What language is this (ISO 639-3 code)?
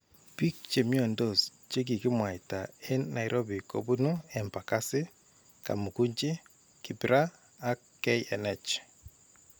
kln